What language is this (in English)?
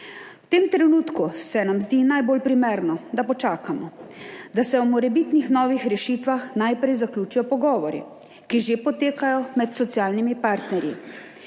Slovenian